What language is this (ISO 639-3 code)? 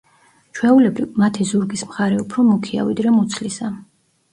kat